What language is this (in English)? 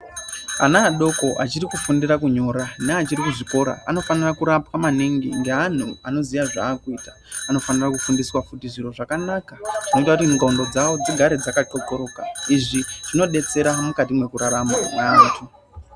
Ndau